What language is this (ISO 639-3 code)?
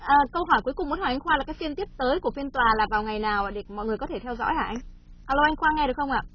vie